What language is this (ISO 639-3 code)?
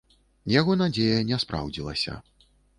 bel